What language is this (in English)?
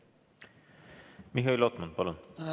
Estonian